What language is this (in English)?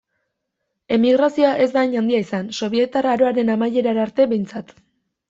Basque